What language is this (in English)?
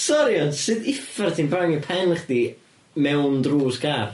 Welsh